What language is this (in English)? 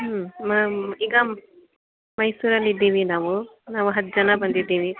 Kannada